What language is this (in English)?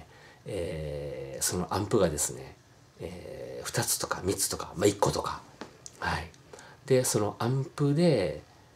Japanese